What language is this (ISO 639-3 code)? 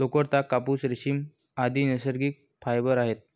mar